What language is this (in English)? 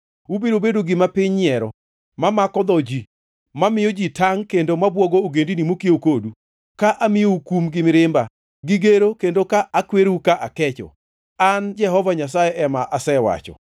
Luo (Kenya and Tanzania)